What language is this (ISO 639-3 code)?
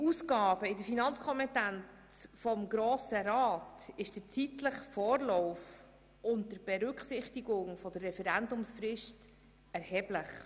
gsw